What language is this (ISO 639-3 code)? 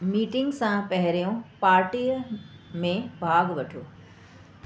snd